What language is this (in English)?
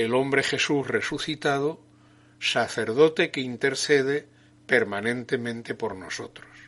Spanish